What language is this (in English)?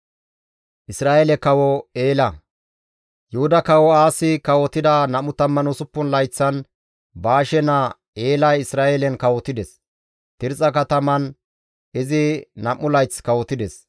Gamo